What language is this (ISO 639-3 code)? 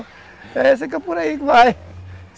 por